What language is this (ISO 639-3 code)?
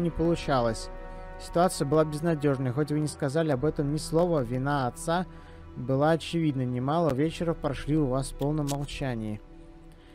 rus